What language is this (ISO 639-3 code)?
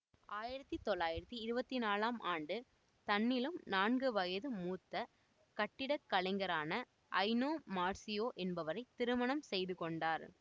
tam